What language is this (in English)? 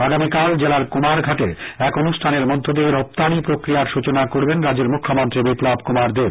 Bangla